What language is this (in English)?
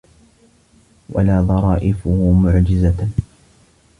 Arabic